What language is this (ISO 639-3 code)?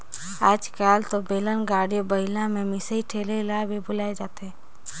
hne